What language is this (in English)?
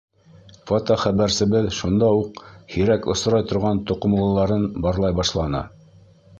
Bashkir